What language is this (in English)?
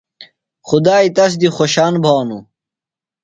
Phalura